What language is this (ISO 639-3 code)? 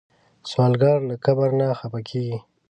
pus